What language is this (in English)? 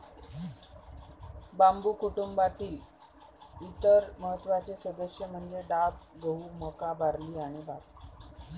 Marathi